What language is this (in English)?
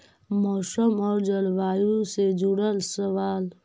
Magahi